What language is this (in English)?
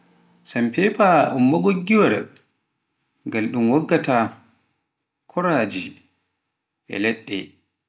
Pular